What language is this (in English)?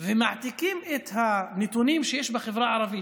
Hebrew